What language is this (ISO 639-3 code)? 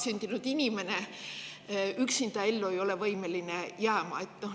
est